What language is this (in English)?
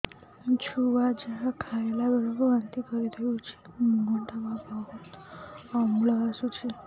Odia